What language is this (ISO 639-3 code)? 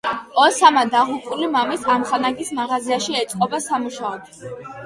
kat